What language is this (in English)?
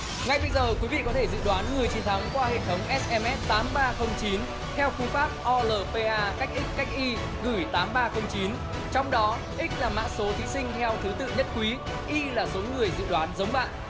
Vietnamese